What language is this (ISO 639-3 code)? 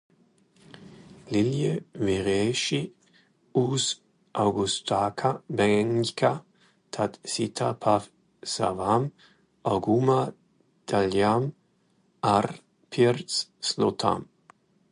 lav